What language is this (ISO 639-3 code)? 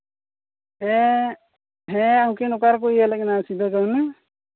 sat